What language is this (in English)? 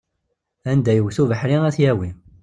Kabyle